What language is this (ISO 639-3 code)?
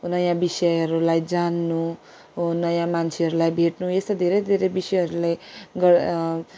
nep